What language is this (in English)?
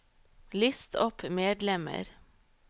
Norwegian